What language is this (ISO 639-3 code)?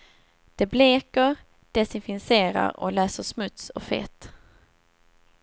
swe